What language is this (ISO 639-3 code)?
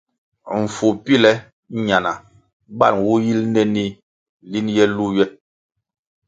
nmg